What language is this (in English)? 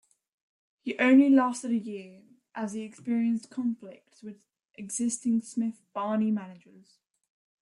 English